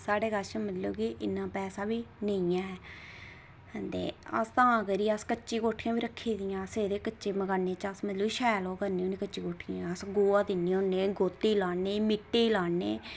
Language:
Dogri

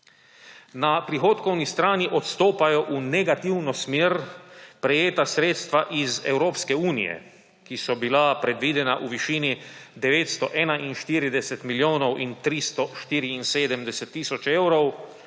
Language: Slovenian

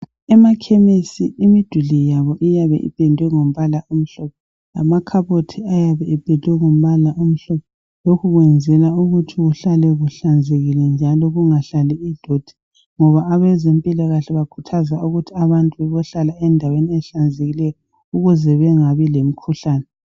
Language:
North Ndebele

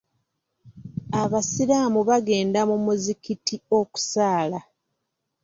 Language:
Ganda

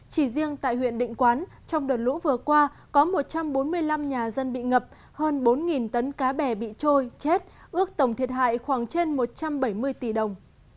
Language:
Vietnamese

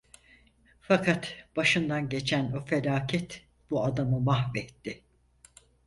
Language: Turkish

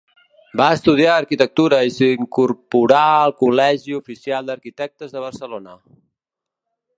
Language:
Catalan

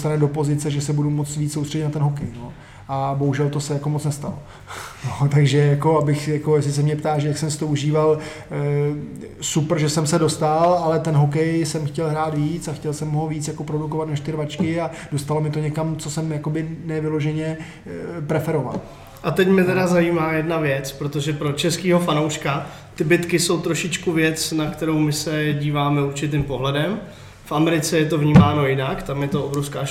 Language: Czech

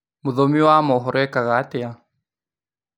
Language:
Kikuyu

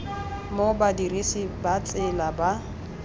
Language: Tswana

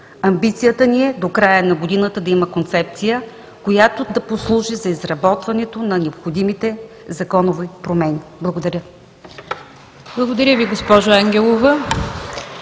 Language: Bulgarian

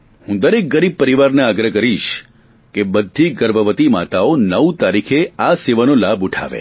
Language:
Gujarati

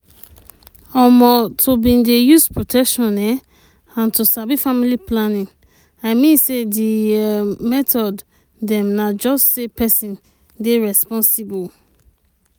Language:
Nigerian Pidgin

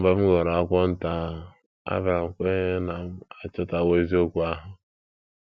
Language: Igbo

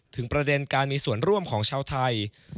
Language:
Thai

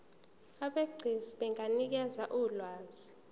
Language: Zulu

